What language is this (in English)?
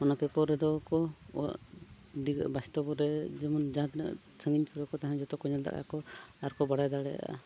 Santali